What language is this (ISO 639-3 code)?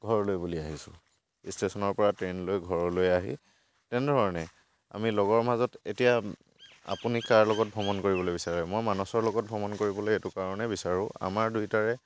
asm